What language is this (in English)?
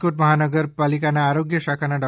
Gujarati